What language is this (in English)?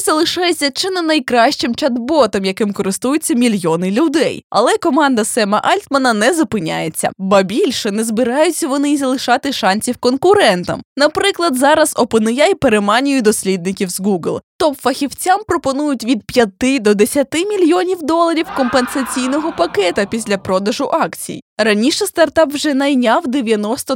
Ukrainian